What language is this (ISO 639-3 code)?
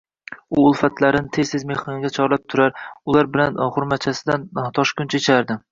uzb